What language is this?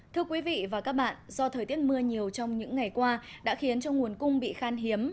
Vietnamese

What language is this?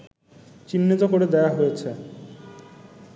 Bangla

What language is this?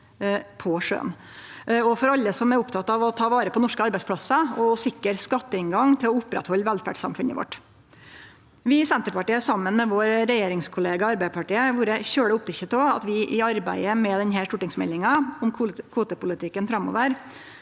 Norwegian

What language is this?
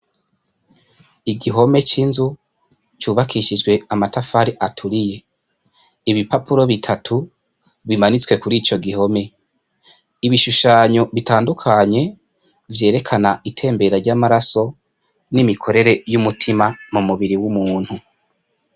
Rundi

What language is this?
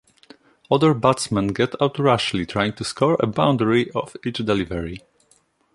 English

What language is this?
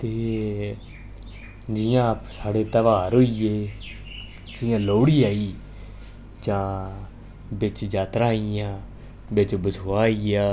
Dogri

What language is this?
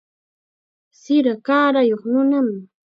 Chiquián Ancash Quechua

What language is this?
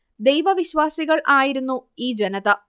Malayalam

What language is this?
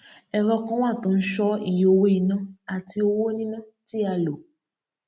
Yoruba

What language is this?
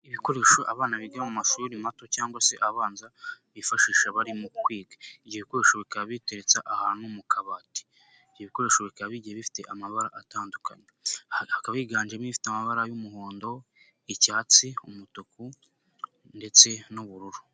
Kinyarwanda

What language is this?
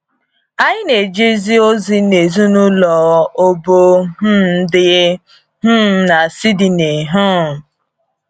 Igbo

